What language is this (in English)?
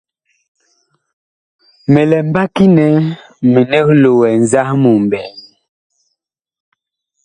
Bakoko